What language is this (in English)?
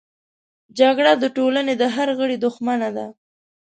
Pashto